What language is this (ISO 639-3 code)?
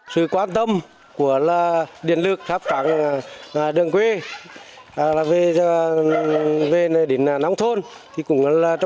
vie